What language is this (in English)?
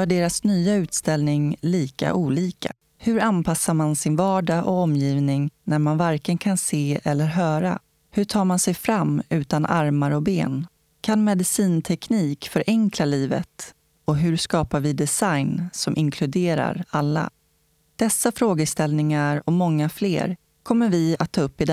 Swedish